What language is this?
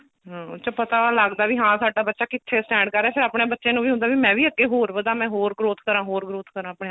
Punjabi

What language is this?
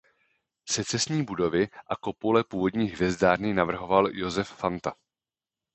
Czech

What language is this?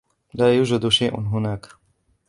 Arabic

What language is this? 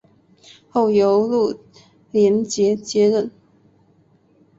Chinese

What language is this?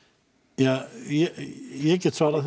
Icelandic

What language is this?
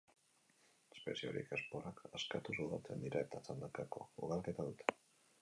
Basque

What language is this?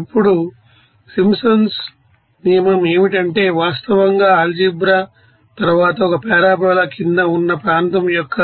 Telugu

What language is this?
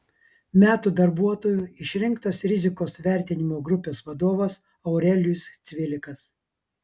Lithuanian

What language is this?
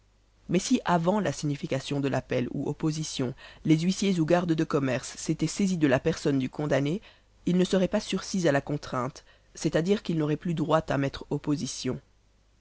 French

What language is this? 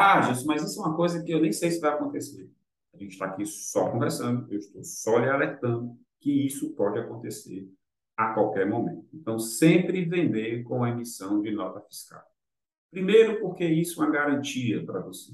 Portuguese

